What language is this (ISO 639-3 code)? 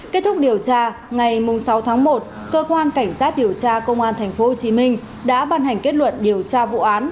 vie